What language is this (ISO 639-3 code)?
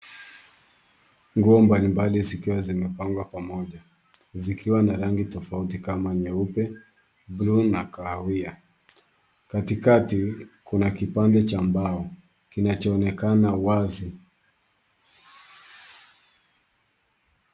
swa